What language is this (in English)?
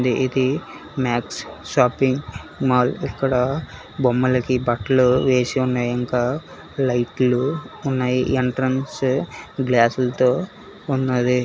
Telugu